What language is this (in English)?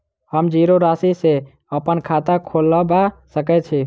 Maithili